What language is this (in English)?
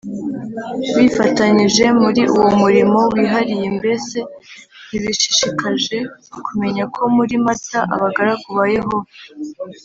Kinyarwanda